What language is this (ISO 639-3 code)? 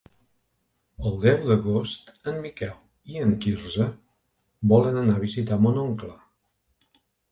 cat